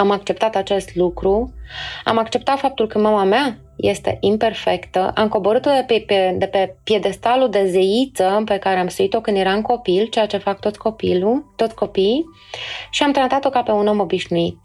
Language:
Romanian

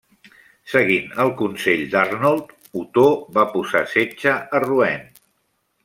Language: Catalan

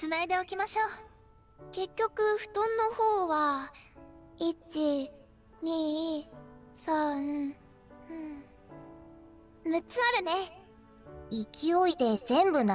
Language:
Japanese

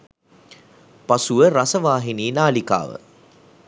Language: Sinhala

